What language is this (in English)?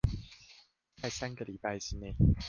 Chinese